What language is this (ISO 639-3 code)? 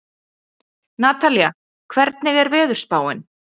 isl